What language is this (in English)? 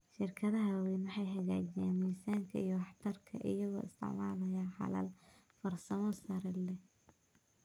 Somali